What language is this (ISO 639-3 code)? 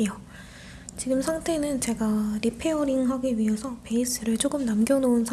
kor